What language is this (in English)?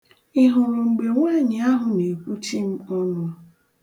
Igbo